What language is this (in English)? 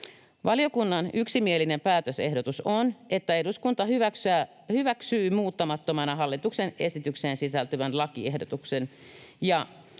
Finnish